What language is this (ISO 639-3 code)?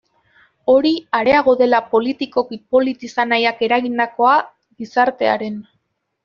eus